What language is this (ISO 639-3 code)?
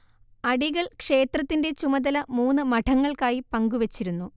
mal